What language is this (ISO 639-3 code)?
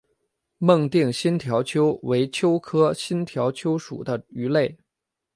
zho